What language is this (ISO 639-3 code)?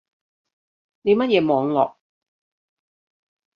yue